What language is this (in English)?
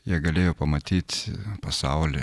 Lithuanian